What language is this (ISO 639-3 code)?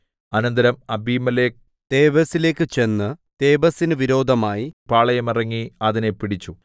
mal